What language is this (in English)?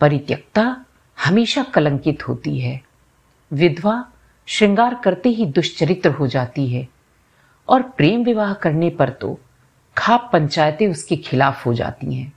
Hindi